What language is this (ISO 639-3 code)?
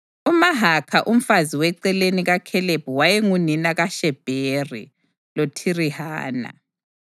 nde